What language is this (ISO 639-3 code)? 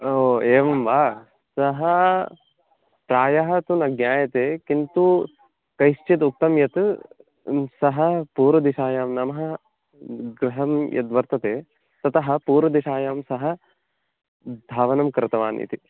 san